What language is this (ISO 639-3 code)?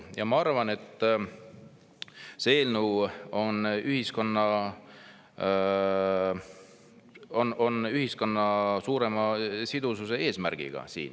est